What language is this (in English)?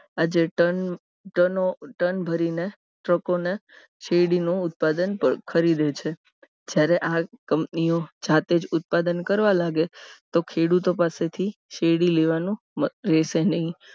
Gujarati